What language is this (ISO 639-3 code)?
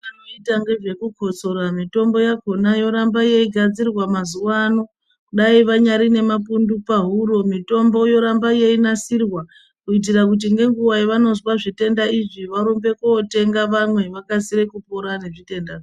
ndc